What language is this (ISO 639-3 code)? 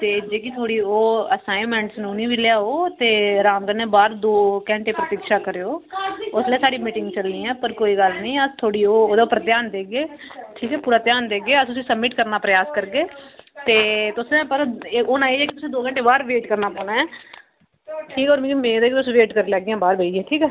doi